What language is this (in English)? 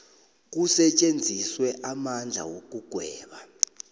South Ndebele